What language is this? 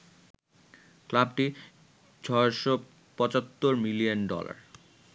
Bangla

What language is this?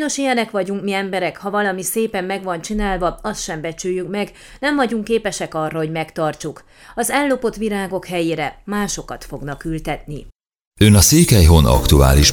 Hungarian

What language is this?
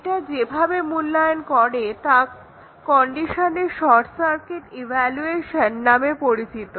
Bangla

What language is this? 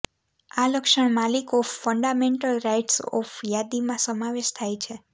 Gujarati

